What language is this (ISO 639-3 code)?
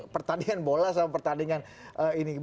ind